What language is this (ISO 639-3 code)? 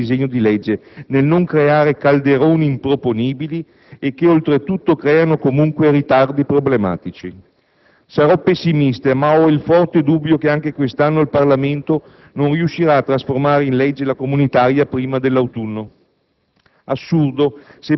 ita